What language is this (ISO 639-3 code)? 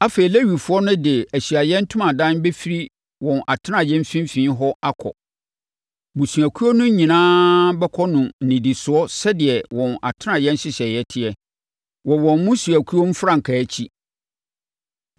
aka